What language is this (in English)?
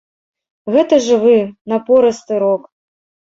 Belarusian